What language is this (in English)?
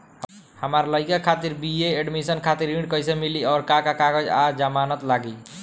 Bhojpuri